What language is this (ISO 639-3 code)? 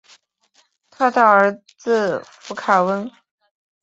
zho